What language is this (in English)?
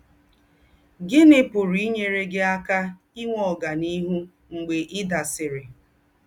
Igbo